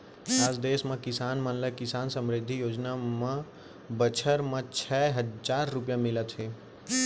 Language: Chhattisgarhi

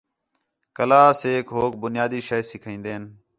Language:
Khetrani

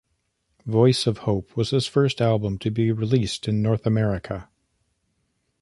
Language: English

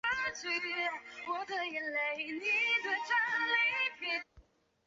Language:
Chinese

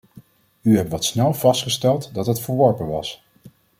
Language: Dutch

